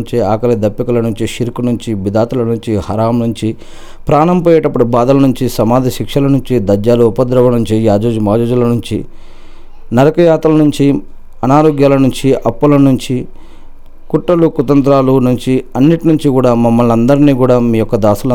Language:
Telugu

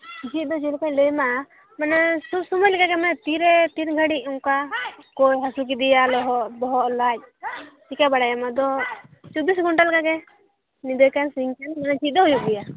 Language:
Santali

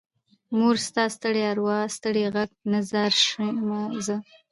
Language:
Pashto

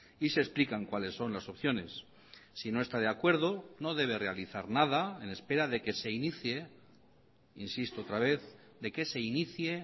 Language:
Spanish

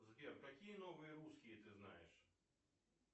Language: Russian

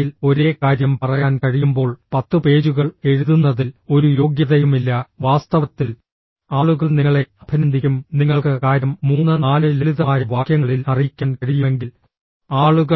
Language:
Malayalam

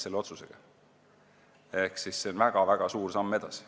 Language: Estonian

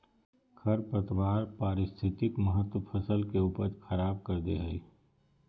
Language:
Magahi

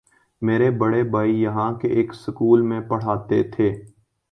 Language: Urdu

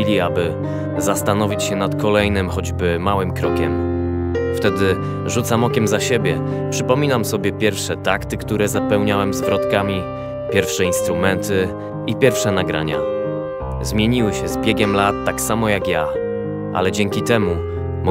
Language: Polish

